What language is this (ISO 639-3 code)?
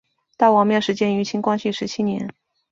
zho